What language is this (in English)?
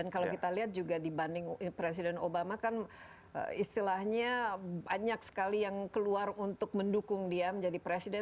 Indonesian